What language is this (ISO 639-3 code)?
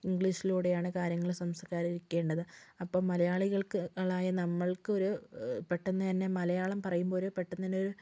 mal